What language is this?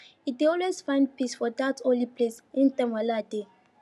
Nigerian Pidgin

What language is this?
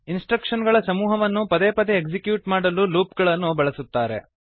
Kannada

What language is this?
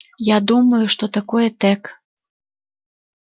Russian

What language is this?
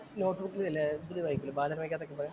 Malayalam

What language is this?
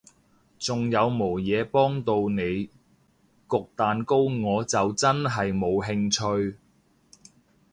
Cantonese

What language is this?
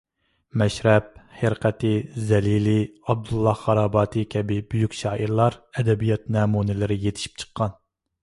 Uyghur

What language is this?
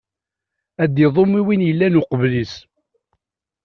Kabyle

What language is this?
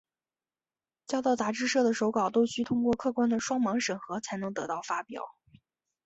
Chinese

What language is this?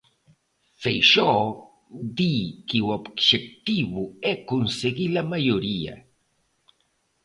Galician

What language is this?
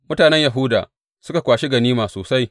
Hausa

